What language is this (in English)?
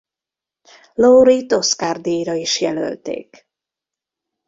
Hungarian